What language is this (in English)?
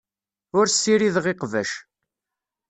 Kabyle